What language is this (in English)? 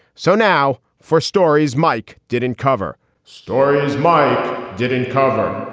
English